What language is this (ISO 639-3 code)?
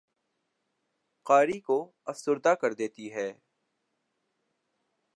urd